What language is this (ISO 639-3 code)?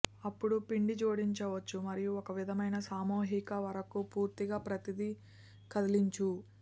tel